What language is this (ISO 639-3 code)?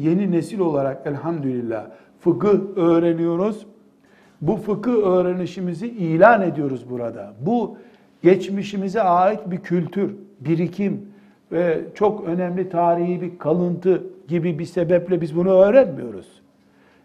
tur